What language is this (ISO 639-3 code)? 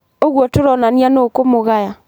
kik